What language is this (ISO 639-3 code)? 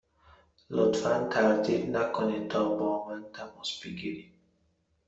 fas